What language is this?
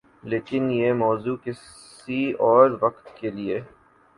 Urdu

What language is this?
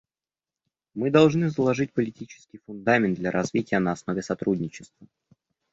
Russian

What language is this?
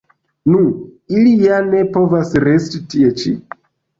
Esperanto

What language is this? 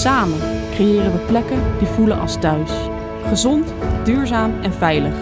Dutch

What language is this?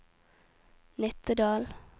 Norwegian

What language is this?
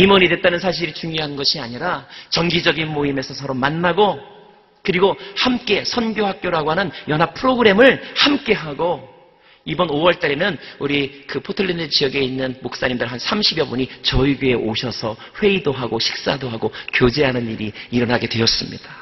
Korean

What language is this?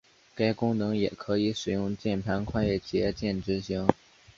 Chinese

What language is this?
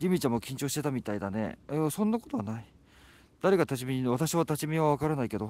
Japanese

